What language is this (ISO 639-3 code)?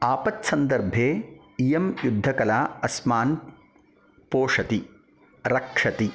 san